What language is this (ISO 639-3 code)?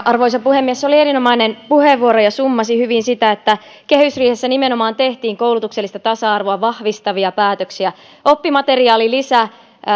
fin